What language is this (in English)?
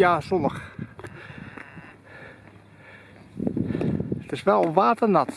Dutch